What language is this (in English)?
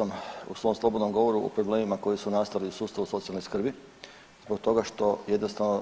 Croatian